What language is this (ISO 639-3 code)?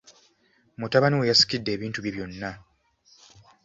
lug